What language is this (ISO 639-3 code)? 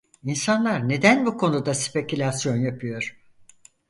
tur